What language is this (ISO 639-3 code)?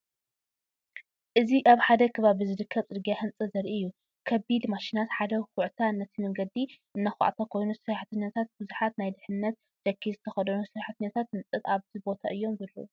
tir